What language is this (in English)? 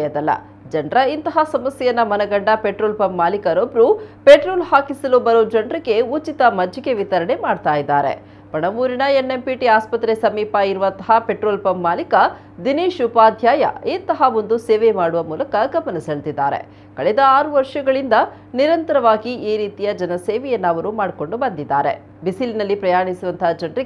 Kannada